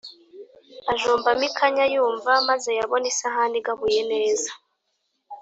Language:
Kinyarwanda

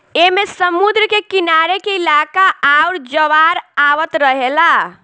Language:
Bhojpuri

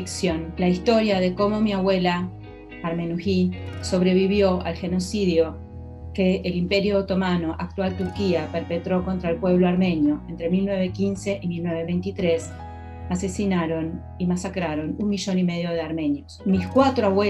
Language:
Spanish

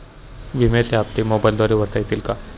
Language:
Marathi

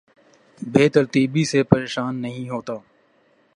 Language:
Urdu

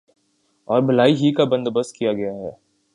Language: Urdu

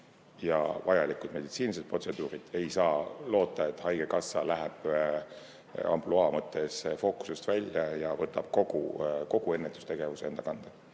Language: Estonian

